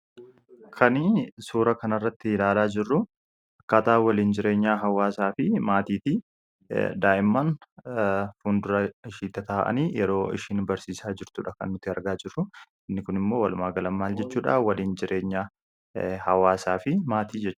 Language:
Oromo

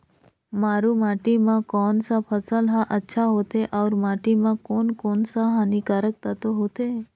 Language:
Chhattisgarhi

